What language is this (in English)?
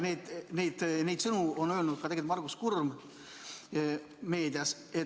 Estonian